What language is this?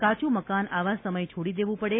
Gujarati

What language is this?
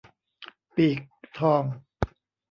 Thai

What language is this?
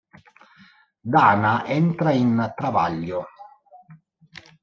Italian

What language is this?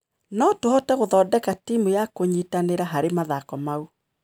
Kikuyu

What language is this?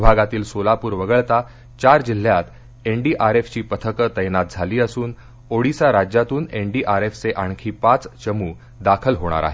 Marathi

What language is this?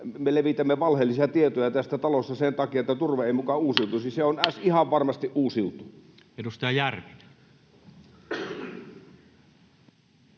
Finnish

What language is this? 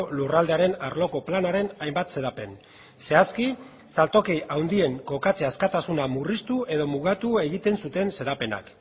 Basque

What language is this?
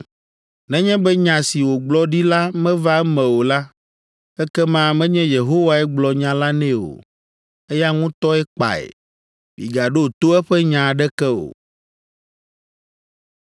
Ewe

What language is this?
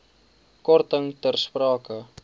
Afrikaans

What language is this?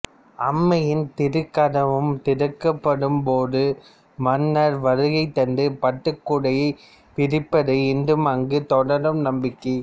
Tamil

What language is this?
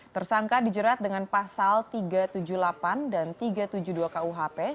Indonesian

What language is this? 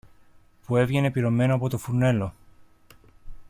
Greek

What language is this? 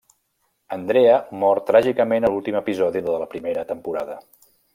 Catalan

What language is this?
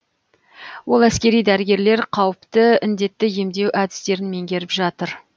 Kazakh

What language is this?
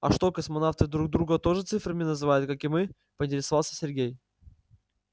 Russian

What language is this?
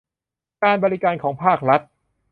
Thai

